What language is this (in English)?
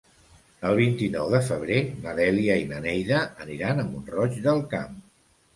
Catalan